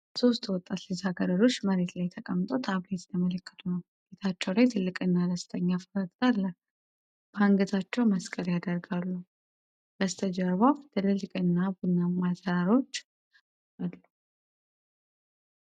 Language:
Amharic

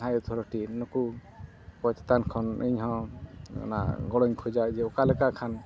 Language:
Santali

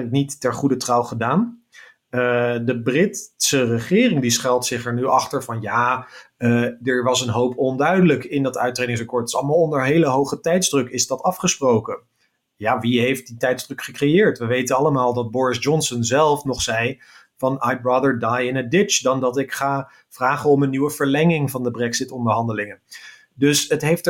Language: Dutch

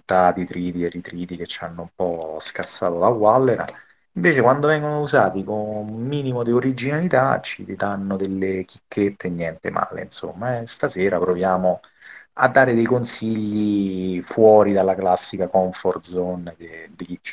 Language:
Italian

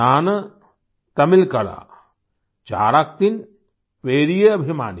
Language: Hindi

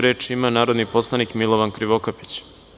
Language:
Serbian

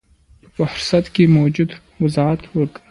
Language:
Pashto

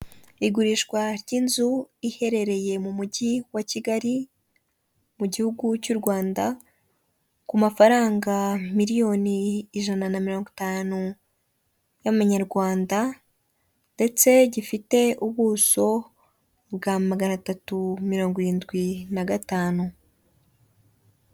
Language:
Kinyarwanda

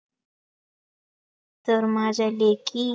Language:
Marathi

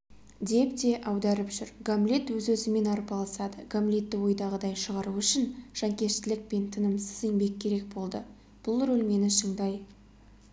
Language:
Kazakh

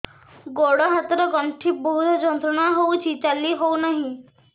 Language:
Odia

